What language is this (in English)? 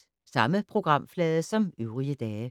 Danish